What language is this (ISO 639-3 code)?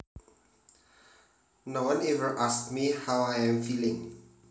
jav